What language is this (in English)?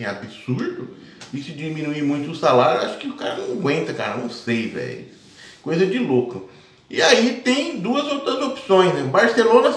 Portuguese